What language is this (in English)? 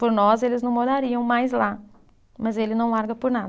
Portuguese